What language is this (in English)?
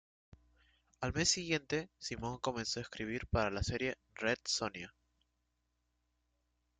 Spanish